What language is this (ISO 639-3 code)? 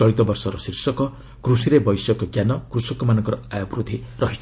ori